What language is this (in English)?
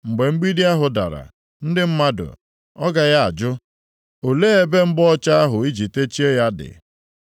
Igbo